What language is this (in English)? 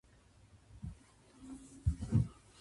Japanese